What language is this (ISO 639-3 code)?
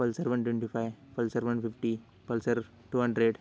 mar